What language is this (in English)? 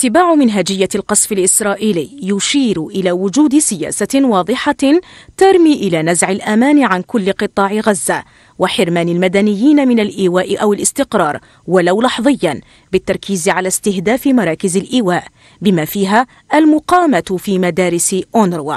Arabic